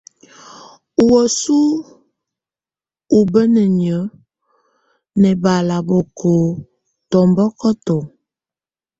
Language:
Tunen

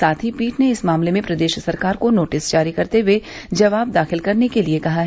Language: Hindi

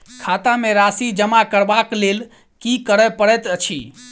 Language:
Maithili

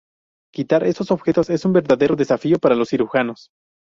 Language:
Spanish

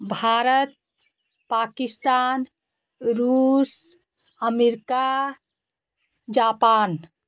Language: Hindi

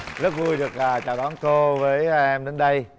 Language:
Vietnamese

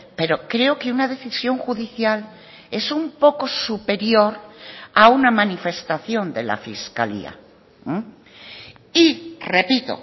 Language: Spanish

